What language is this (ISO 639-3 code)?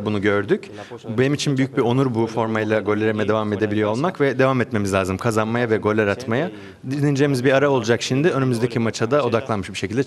tur